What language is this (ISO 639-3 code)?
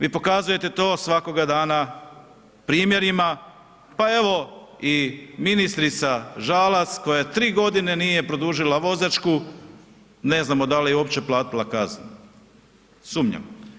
hrv